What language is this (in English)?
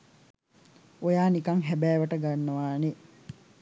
Sinhala